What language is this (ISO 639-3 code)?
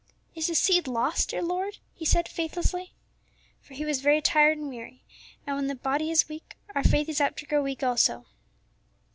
eng